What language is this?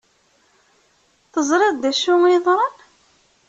Kabyle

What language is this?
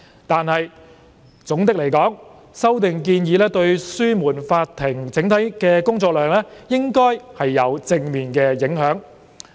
Cantonese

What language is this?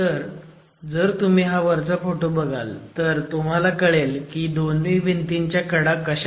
Marathi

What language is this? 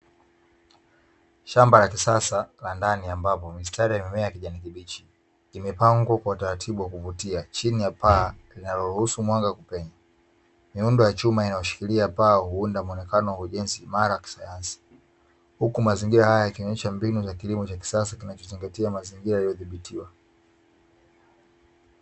Swahili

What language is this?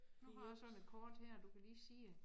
Danish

